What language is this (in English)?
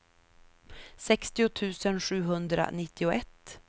Swedish